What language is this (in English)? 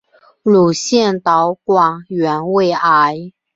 Chinese